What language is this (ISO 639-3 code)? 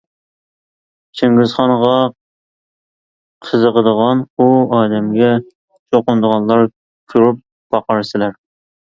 uig